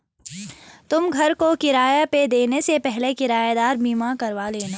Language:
Hindi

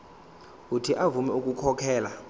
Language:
Zulu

